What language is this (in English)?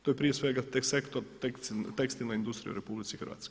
Croatian